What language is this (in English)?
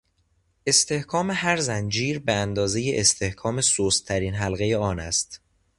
Persian